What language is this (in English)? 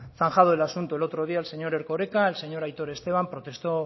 Spanish